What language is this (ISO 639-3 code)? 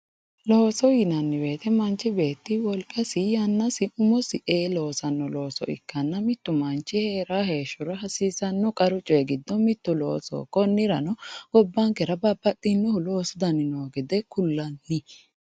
sid